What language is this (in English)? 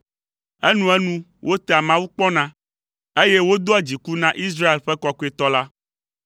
Ewe